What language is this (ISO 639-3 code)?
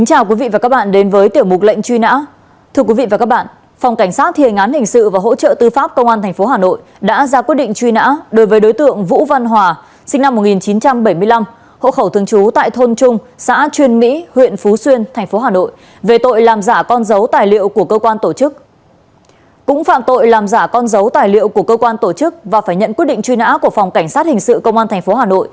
vie